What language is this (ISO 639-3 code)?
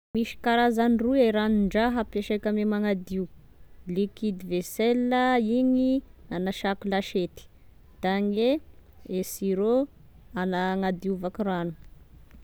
tkg